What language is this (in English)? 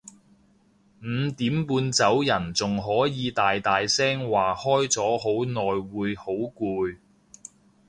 Cantonese